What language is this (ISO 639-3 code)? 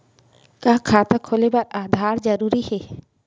hne